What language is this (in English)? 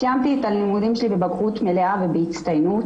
Hebrew